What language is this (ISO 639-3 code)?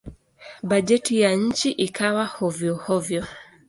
swa